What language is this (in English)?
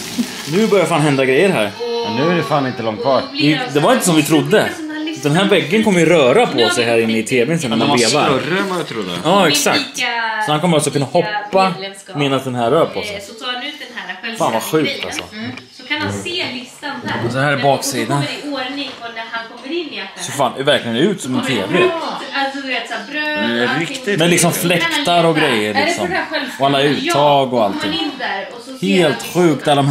Swedish